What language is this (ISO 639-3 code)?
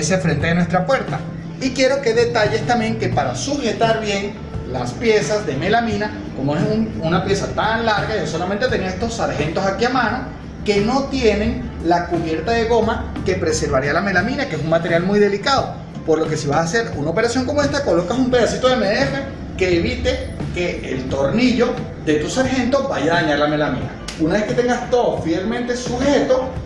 spa